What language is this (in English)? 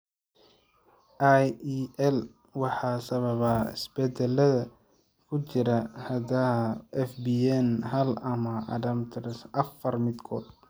Somali